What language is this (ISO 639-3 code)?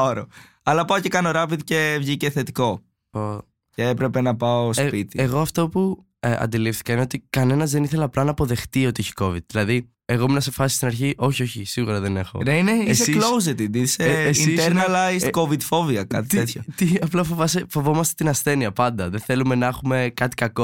ell